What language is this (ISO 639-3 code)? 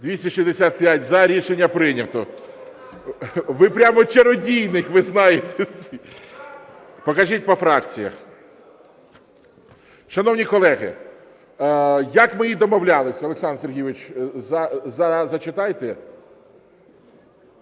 ukr